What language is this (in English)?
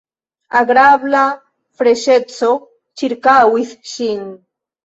Esperanto